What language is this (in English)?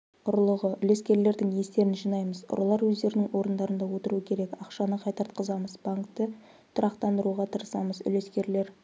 Kazakh